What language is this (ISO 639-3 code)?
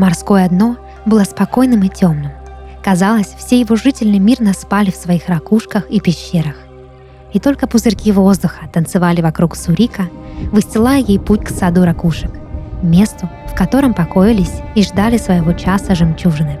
rus